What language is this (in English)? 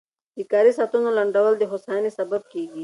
Pashto